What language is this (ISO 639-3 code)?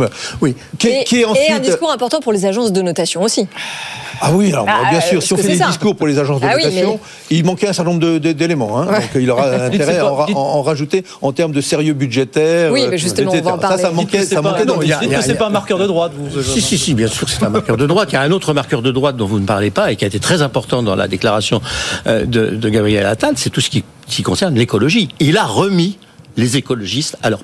fra